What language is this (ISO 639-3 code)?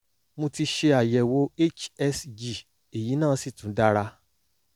yor